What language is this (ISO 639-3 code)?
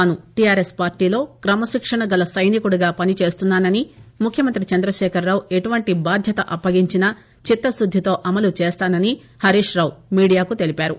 tel